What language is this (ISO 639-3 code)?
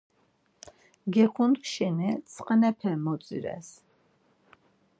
lzz